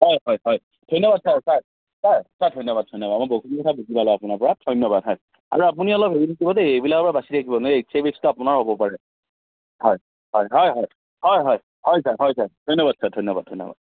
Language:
Assamese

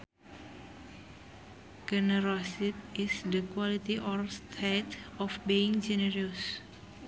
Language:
Sundanese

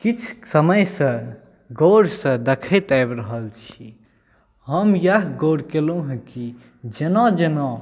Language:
Maithili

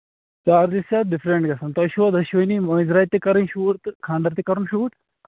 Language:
Kashmiri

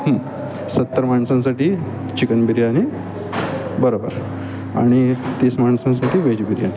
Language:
Marathi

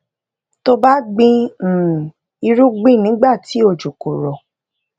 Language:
Yoruba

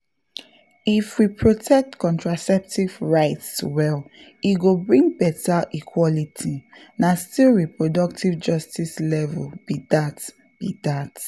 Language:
Nigerian Pidgin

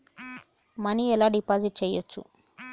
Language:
Telugu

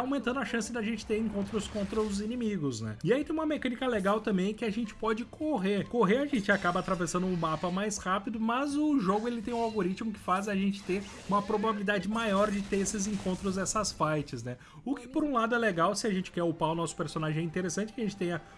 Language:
Portuguese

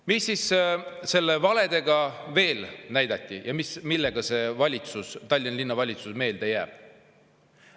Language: Estonian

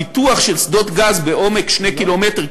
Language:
Hebrew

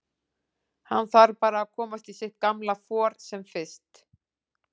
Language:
Icelandic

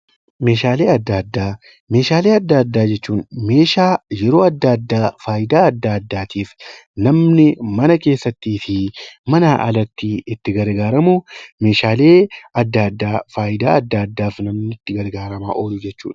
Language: Oromo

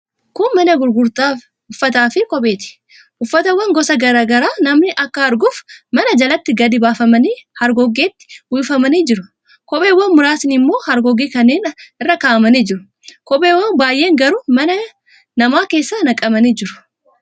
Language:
Oromo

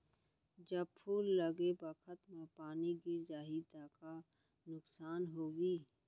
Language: Chhattisgarhi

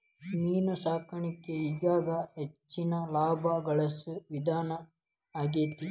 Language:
Kannada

